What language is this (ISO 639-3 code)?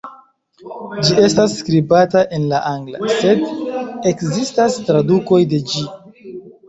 epo